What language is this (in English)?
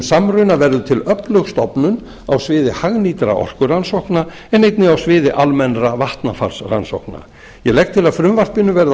Icelandic